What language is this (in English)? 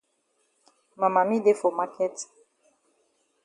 Cameroon Pidgin